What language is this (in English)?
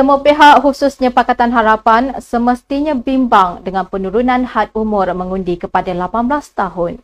Malay